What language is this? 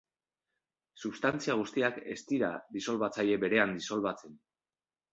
Basque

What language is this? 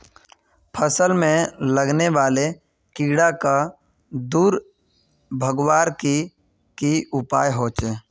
Magahi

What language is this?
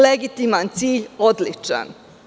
Serbian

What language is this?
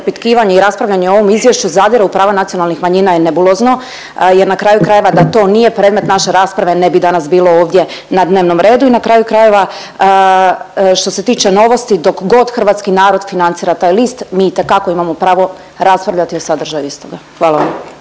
Croatian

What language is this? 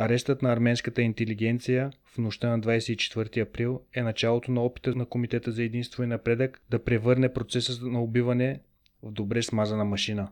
Bulgarian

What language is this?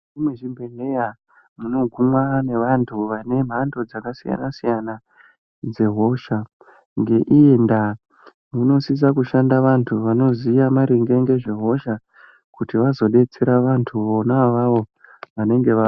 Ndau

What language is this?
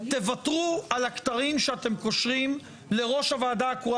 Hebrew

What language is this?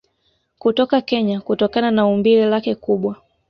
Swahili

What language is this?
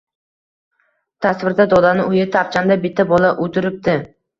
Uzbek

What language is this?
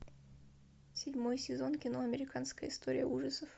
Russian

